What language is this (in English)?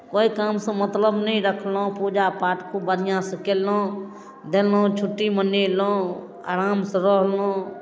Maithili